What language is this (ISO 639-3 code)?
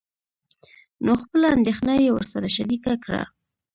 pus